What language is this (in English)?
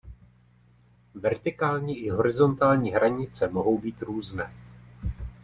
Czech